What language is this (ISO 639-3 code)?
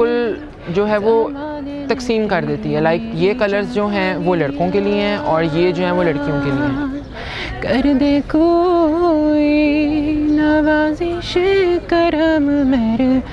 urd